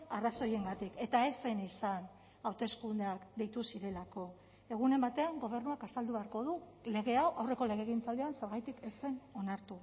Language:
Basque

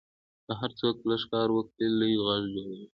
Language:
Pashto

